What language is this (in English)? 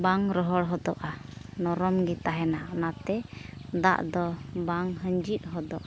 Santali